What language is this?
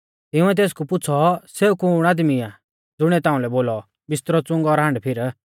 Mahasu Pahari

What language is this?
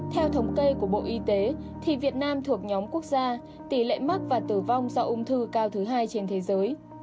Vietnamese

